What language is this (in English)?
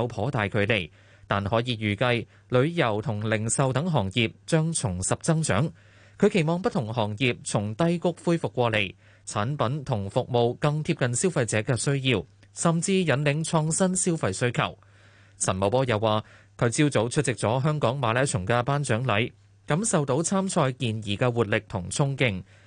Chinese